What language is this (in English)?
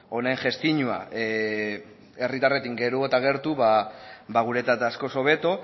Basque